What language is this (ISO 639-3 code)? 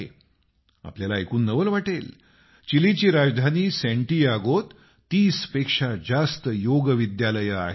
mar